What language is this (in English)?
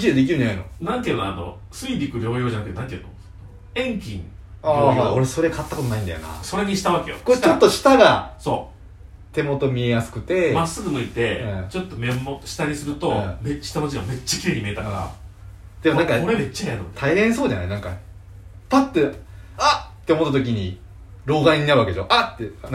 Japanese